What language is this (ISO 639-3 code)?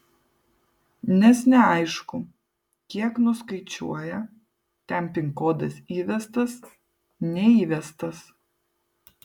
lit